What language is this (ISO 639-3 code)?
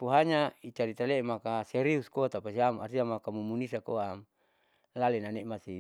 sau